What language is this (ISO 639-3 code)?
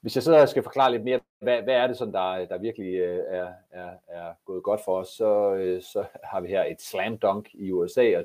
dan